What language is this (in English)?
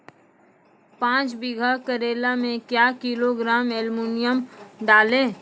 Maithili